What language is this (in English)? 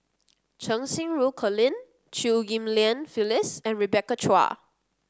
English